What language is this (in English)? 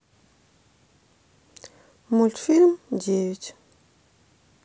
Russian